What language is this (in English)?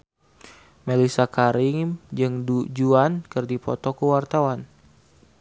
Sundanese